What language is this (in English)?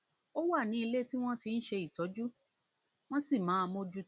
Yoruba